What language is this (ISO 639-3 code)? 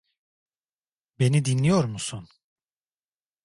tur